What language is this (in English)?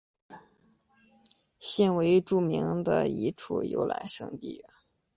Chinese